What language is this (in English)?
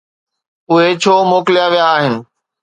Sindhi